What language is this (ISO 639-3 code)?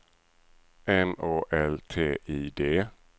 swe